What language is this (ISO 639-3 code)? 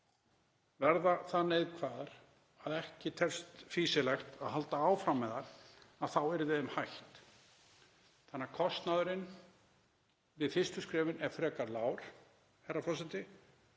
isl